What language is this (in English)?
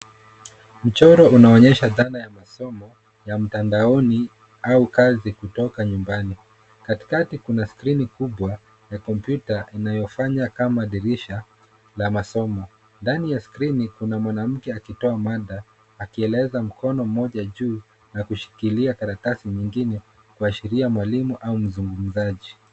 Swahili